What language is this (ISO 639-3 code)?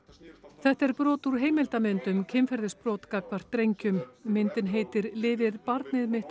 isl